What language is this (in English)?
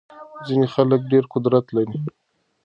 Pashto